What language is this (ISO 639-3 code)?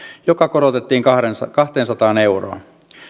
fin